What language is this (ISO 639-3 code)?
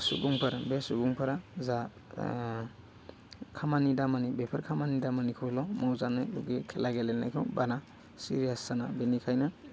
brx